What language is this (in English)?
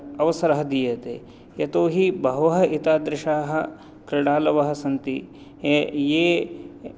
Sanskrit